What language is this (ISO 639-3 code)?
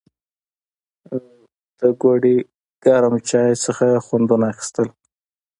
pus